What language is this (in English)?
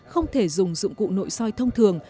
Vietnamese